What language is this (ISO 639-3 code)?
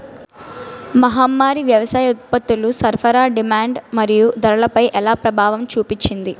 tel